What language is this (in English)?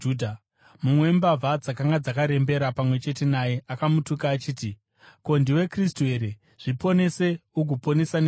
Shona